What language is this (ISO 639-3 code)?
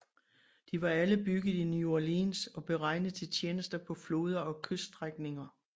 dan